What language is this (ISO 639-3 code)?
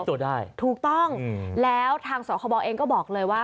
tha